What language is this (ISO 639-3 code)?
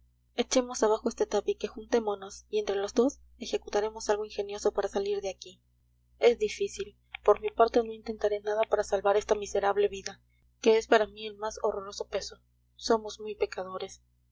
spa